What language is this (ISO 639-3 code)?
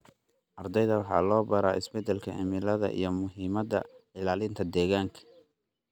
som